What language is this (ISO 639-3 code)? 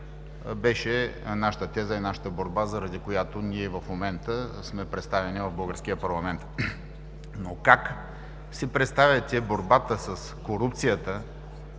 bul